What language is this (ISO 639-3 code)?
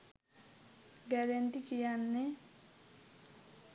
sin